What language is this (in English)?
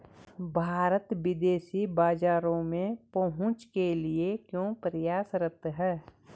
Hindi